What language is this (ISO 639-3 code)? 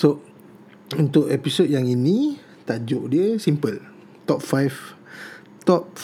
msa